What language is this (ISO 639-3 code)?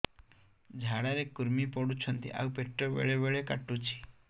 ori